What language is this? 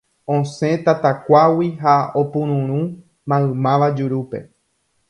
Guarani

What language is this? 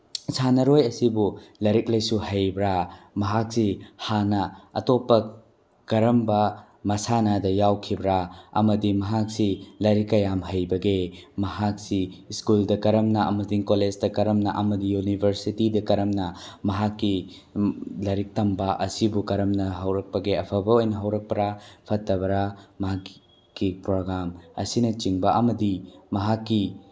Manipuri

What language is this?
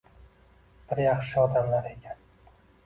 Uzbek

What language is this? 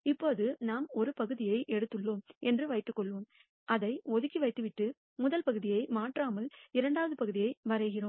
Tamil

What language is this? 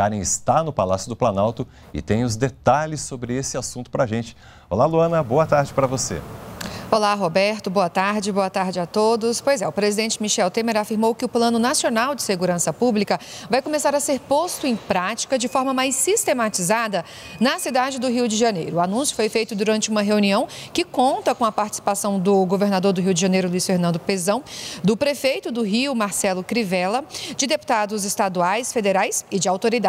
Portuguese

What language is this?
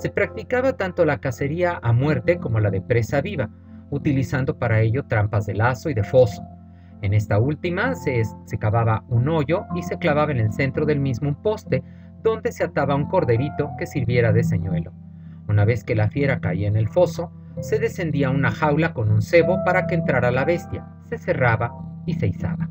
Spanish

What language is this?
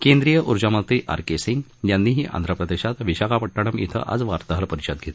Marathi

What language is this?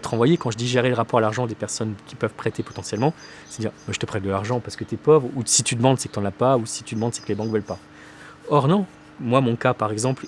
French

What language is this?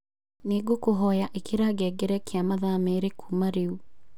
Kikuyu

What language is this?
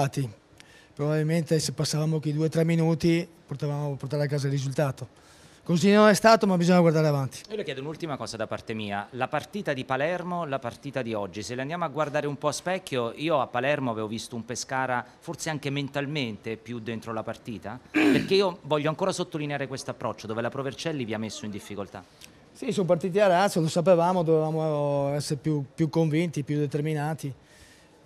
Italian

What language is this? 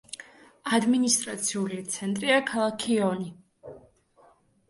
Georgian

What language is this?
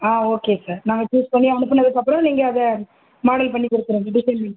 Tamil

